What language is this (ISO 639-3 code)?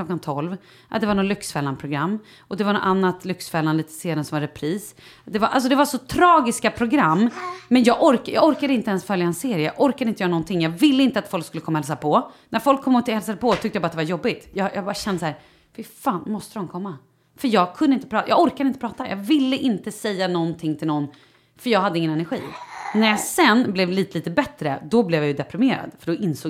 swe